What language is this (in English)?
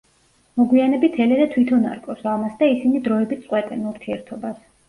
Georgian